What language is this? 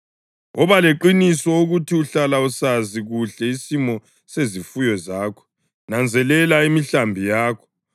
North Ndebele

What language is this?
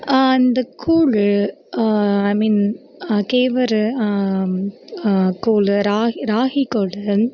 Tamil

